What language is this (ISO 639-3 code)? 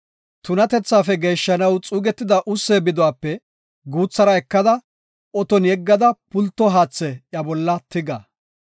gof